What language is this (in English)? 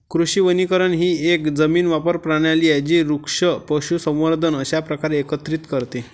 Marathi